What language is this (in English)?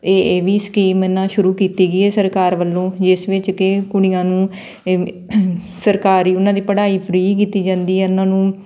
Punjabi